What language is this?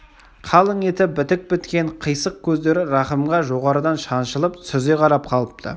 Kazakh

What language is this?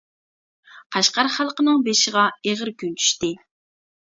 Uyghur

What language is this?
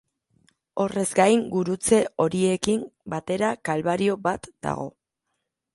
Basque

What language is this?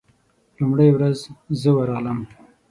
Pashto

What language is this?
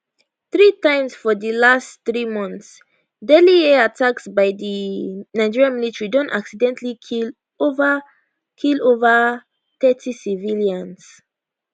Nigerian Pidgin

